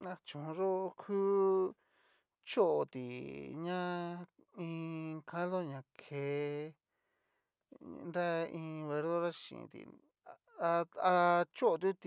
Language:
Cacaloxtepec Mixtec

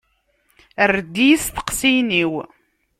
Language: Kabyle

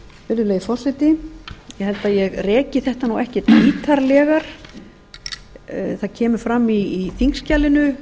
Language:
Icelandic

